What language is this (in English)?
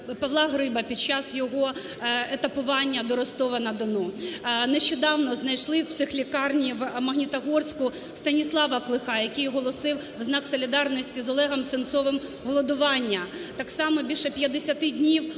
Ukrainian